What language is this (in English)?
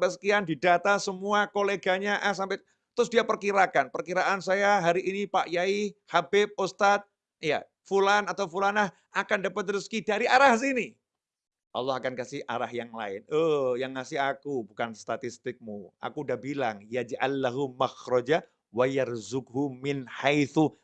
Indonesian